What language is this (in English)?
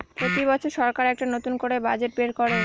Bangla